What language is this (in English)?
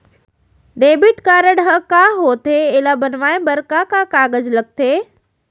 Chhattisgarhi